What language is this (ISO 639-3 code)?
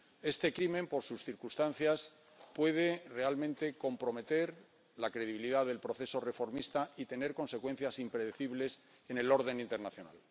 spa